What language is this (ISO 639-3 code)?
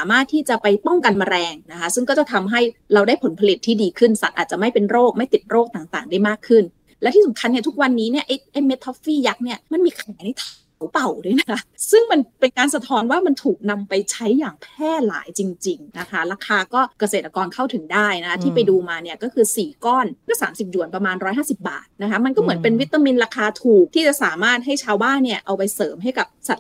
tha